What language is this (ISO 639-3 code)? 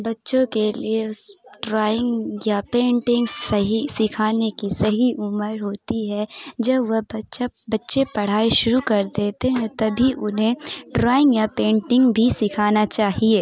urd